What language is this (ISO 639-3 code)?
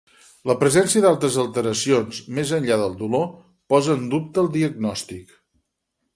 cat